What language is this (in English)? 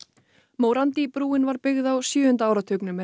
Icelandic